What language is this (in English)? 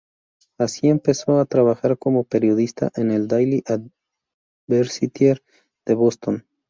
Spanish